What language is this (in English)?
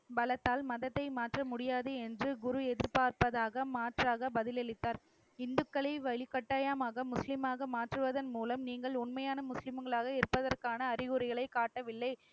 Tamil